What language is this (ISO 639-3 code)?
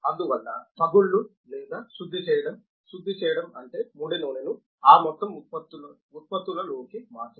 tel